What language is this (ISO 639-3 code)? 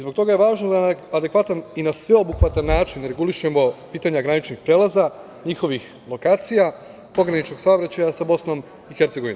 srp